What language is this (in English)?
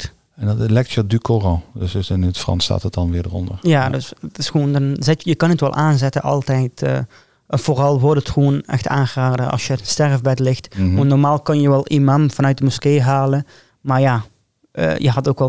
Dutch